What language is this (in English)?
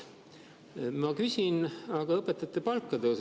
Estonian